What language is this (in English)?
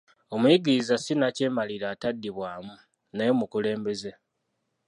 Ganda